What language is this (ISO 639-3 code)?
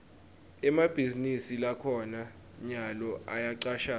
ssw